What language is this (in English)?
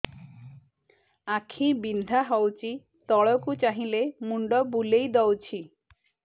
Odia